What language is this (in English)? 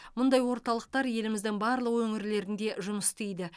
Kazakh